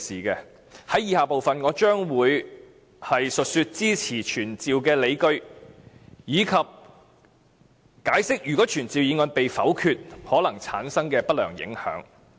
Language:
Cantonese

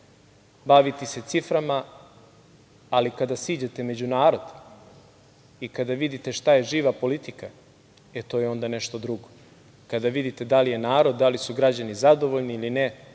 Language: Serbian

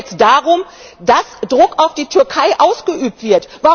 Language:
German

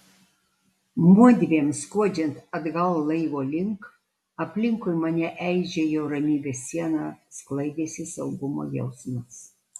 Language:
Lithuanian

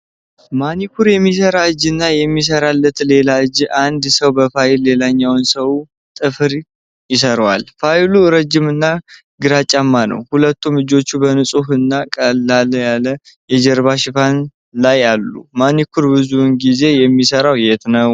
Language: Amharic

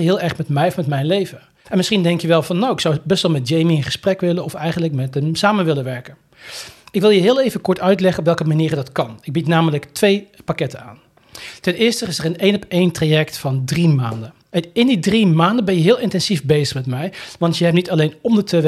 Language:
Dutch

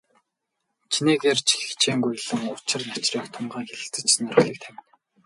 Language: Mongolian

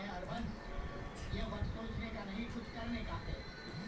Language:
Bhojpuri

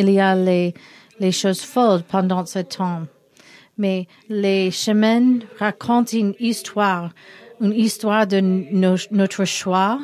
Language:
French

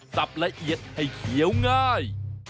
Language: Thai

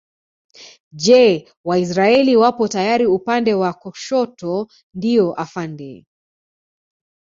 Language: Swahili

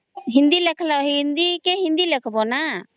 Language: Odia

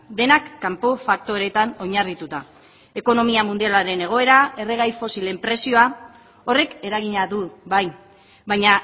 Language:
Basque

